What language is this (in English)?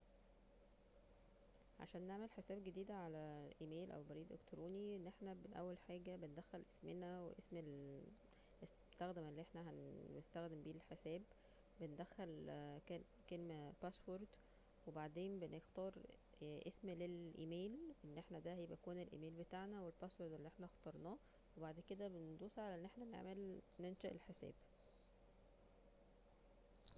Egyptian Arabic